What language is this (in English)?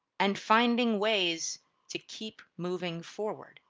English